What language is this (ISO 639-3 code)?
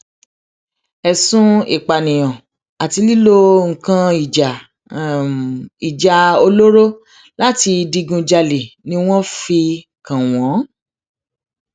yor